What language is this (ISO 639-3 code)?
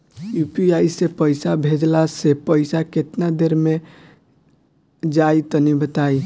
bho